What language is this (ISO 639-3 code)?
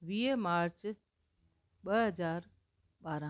snd